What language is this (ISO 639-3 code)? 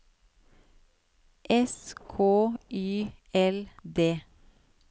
nor